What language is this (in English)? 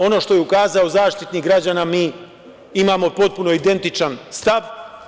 Serbian